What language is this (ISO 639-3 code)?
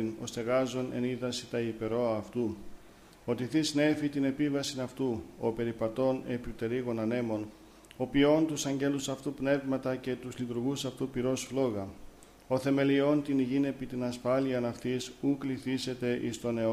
ell